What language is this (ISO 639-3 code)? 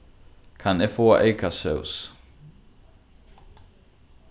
fao